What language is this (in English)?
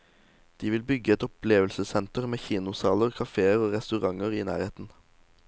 Norwegian